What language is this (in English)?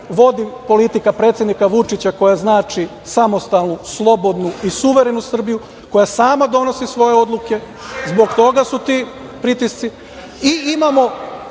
Serbian